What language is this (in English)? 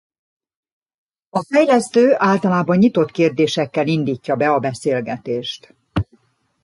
Hungarian